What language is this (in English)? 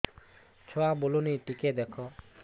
Odia